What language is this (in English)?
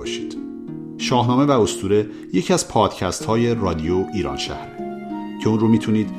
Persian